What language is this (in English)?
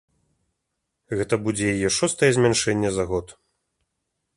Belarusian